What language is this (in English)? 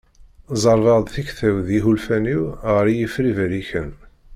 Kabyle